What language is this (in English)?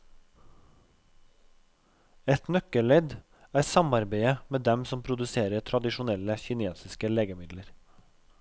Norwegian